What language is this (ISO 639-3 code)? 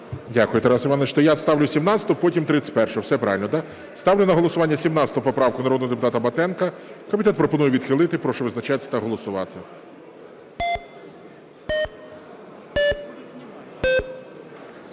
ukr